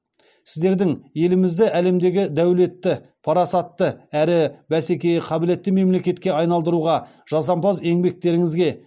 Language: Kazakh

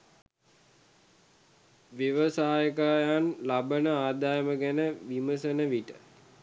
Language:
Sinhala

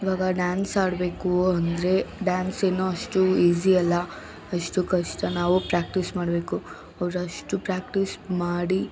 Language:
Kannada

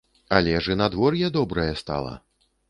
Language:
Belarusian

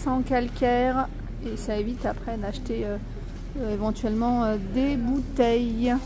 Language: French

